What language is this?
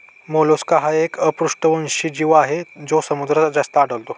Marathi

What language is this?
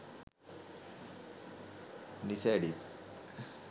Sinhala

